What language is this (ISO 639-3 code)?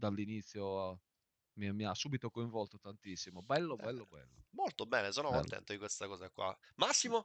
ita